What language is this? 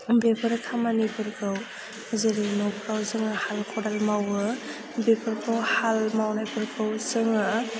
Bodo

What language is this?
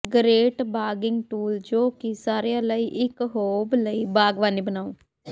Punjabi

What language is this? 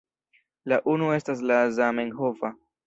Esperanto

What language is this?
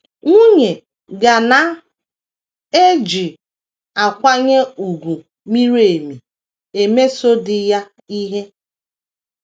Igbo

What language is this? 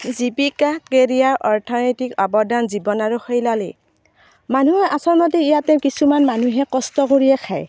Assamese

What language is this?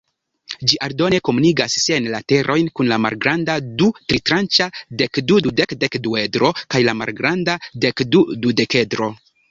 Esperanto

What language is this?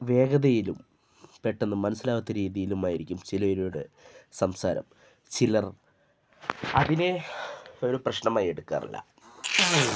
Malayalam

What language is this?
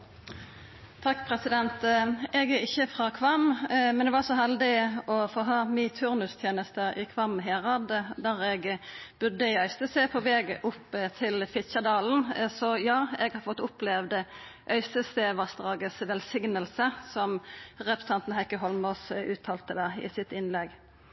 Norwegian Nynorsk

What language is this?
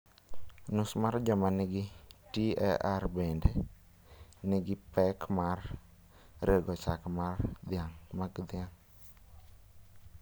Luo (Kenya and Tanzania)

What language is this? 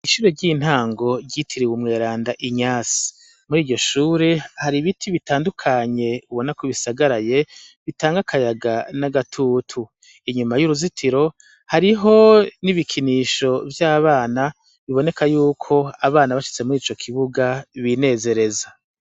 Rundi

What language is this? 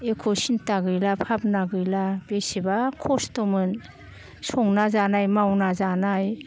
Bodo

